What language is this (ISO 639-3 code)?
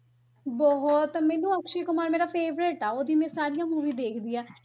pan